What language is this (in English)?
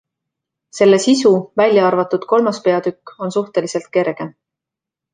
Estonian